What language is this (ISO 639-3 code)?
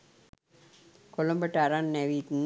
sin